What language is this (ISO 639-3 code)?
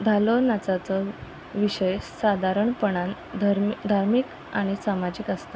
kok